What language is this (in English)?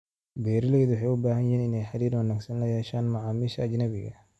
Somali